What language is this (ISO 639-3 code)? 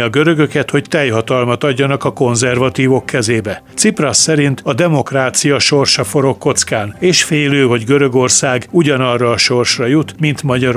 hun